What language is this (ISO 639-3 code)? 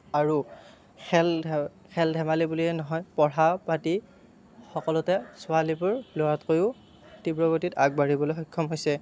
asm